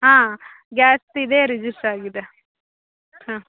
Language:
Kannada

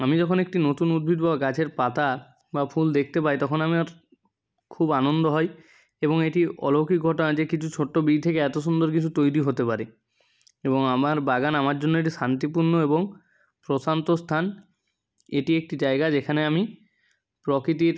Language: Bangla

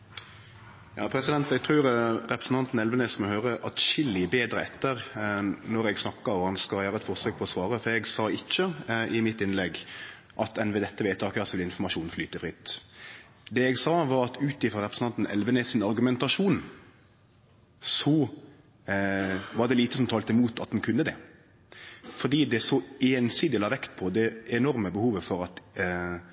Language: Norwegian Nynorsk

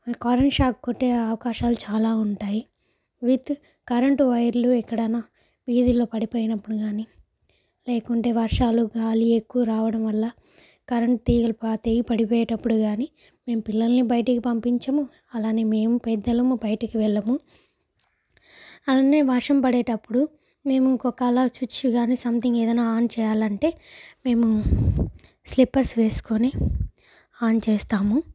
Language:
Telugu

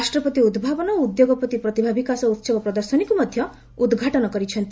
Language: Odia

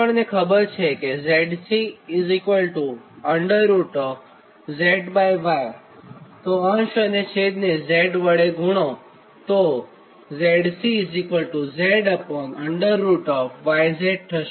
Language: Gujarati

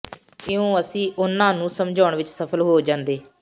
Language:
Punjabi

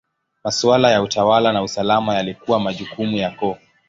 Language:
Swahili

